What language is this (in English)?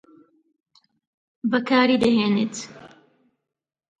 Central Kurdish